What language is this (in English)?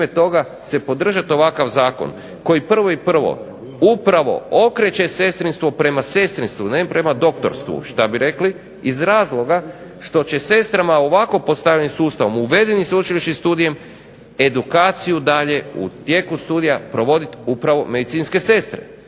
Croatian